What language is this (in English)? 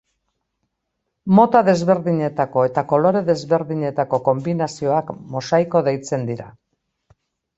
Basque